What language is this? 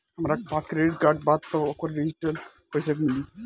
Bhojpuri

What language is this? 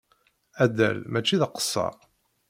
Kabyle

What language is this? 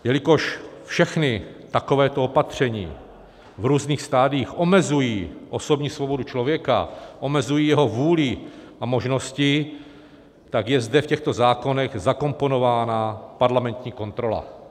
Czech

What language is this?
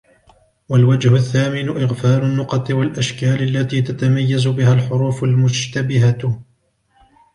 Arabic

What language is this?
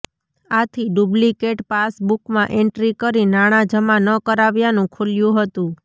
Gujarati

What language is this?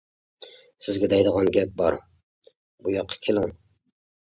Uyghur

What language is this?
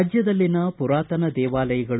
Kannada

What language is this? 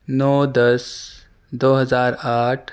Urdu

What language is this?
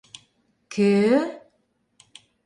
Mari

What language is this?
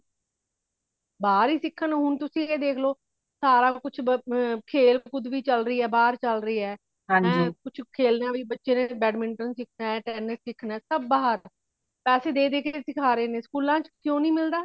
Punjabi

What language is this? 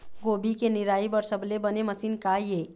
Chhattisgarhi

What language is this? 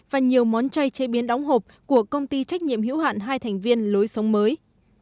Vietnamese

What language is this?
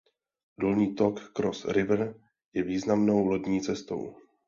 Czech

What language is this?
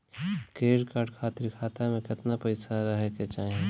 Bhojpuri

